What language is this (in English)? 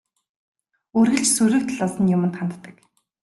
Mongolian